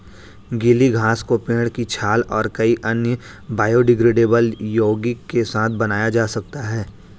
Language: Hindi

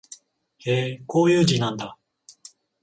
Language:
Japanese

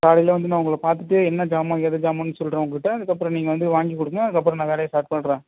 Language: Tamil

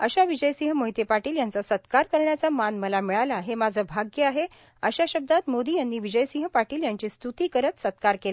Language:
Marathi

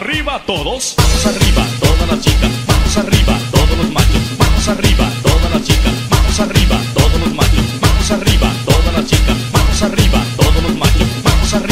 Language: Spanish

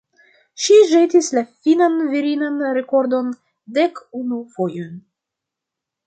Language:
Esperanto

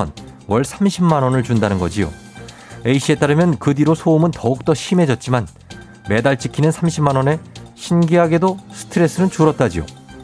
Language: Korean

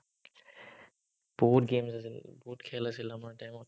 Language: Assamese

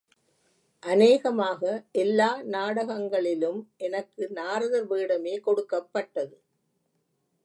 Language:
Tamil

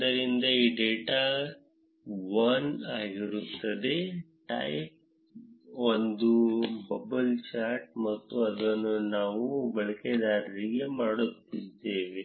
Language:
Kannada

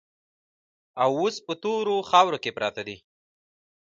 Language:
Pashto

